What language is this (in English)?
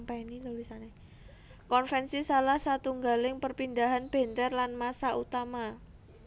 Javanese